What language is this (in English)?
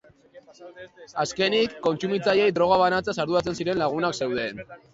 Basque